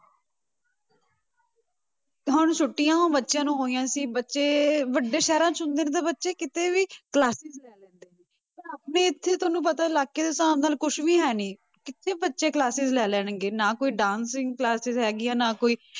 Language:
Punjabi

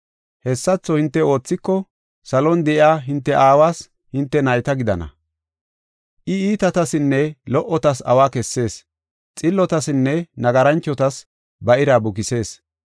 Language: Gofa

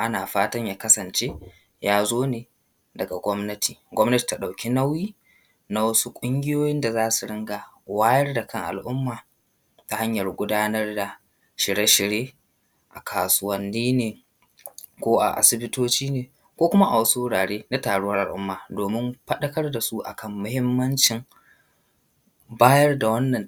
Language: Hausa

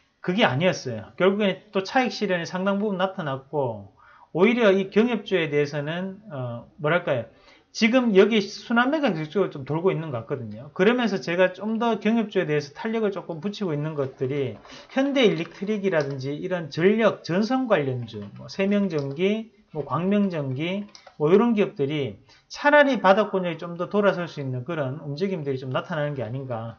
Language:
Korean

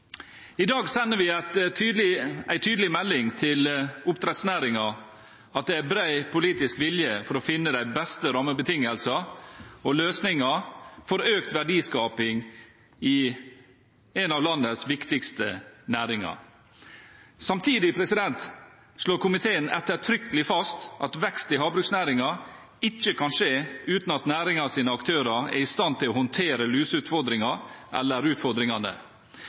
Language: Norwegian Bokmål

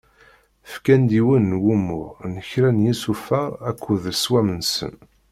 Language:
Kabyle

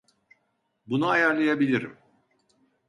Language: Turkish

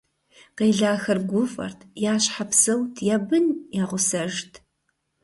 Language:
Kabardian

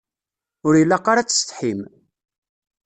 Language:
Kabyle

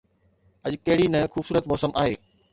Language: Sindhi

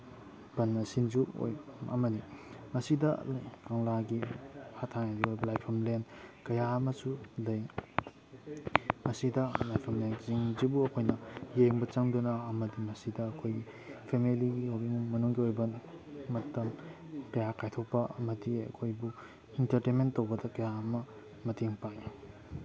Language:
Manipuri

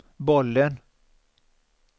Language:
Swedish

